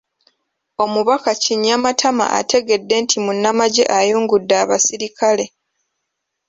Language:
Ganda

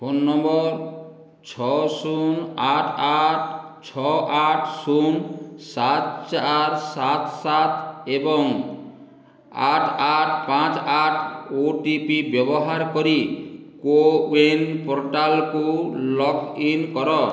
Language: Odia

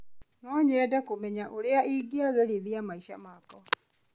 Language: Kikuyu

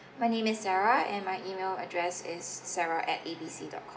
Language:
English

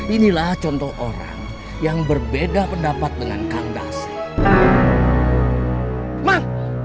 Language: Indonesian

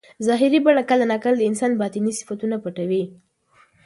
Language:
Pashto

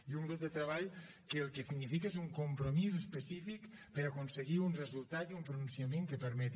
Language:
Catalan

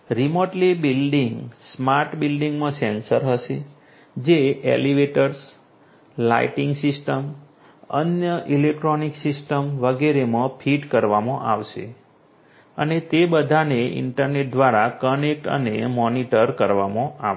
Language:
Gujarati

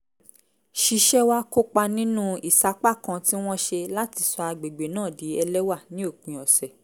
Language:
Yoruba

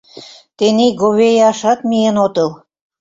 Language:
Mari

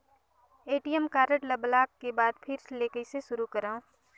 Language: Chhattisgarhi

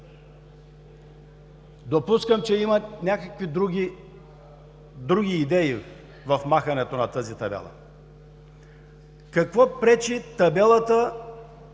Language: Bulgarian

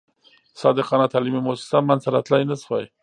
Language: Pashto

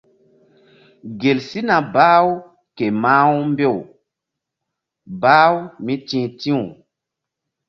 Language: Mbum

